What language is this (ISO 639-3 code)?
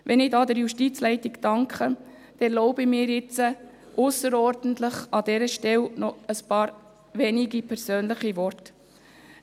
gsw